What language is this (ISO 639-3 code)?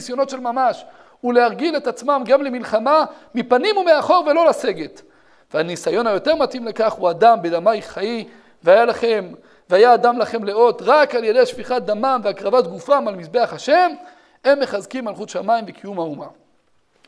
heb